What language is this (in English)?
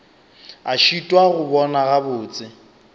Northern Sotho